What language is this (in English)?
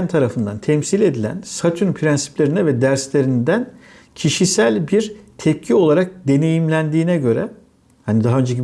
Turkish